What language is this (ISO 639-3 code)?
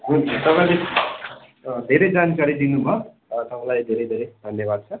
nep